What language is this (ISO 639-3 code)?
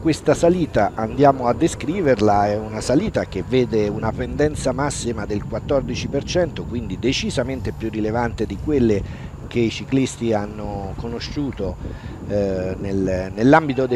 ita